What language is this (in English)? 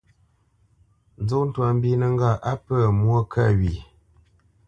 Bamenyam